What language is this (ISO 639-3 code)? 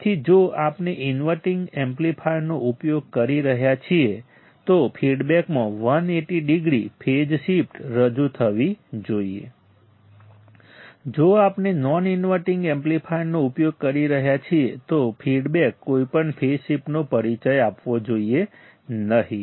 guj